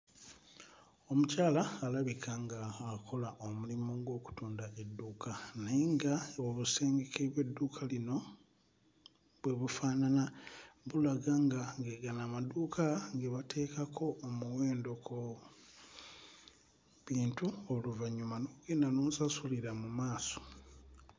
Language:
Ganda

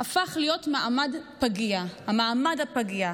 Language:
Hebrew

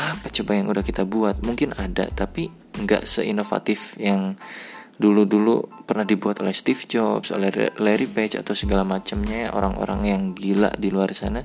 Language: Indonesian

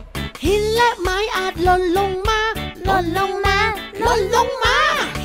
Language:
Thai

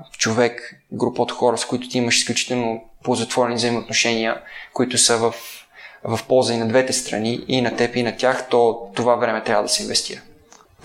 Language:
Bulgarian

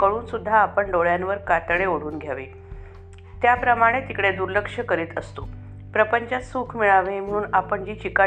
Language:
Marathi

